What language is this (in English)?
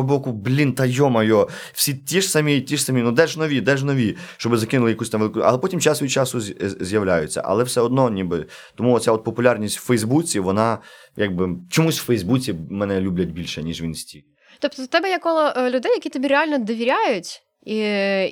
Ukrainian